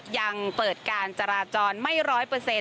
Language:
Thai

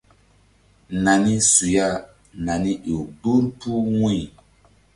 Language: Mbum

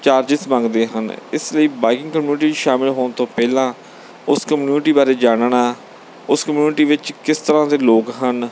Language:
Punjabi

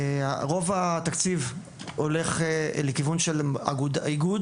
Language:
Hebrew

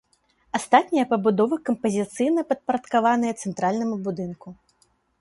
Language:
Belarusian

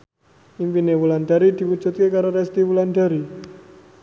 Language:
Javanese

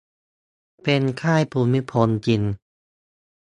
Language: Thai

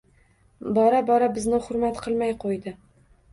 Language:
Uzbek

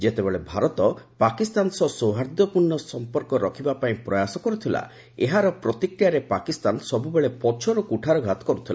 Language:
Odia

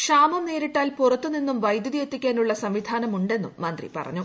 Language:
Malayalam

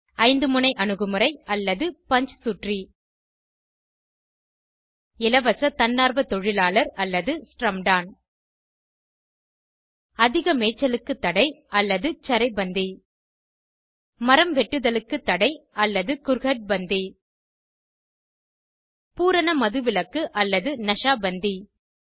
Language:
Tamil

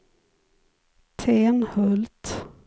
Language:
Swedish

